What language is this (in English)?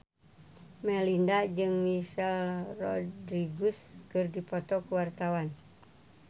Sundanese